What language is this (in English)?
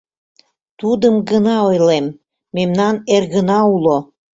Mari